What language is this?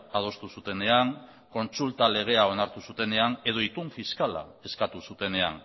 Basque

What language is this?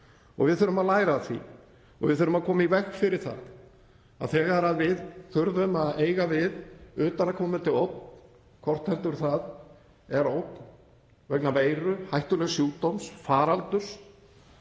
Icelandic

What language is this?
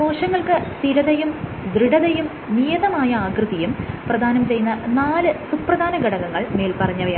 Malayalam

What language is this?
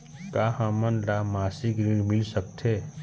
Chhattisgarhi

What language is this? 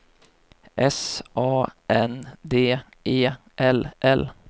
Swedish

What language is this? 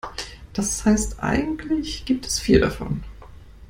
German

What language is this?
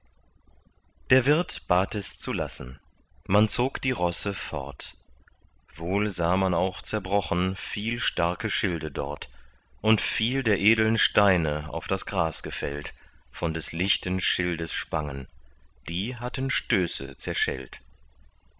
German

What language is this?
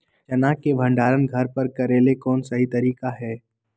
Magahi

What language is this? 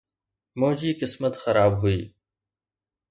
Sindhi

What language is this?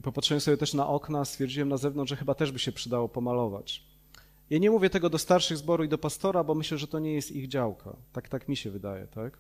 Polish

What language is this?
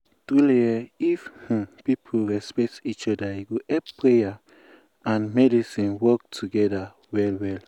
Nigerian Pidgin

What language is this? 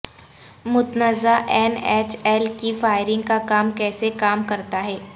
Urdu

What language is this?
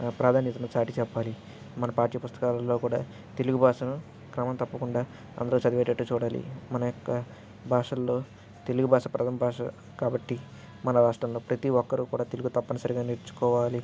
Telugu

